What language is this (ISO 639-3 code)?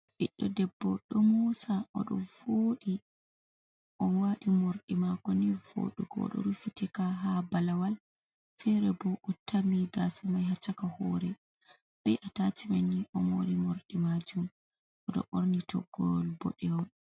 ful